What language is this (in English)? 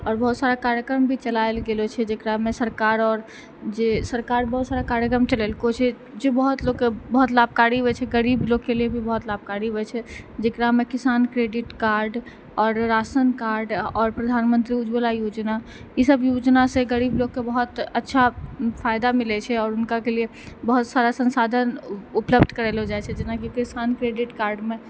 Maithili